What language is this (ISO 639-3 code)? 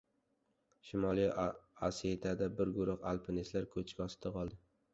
uzb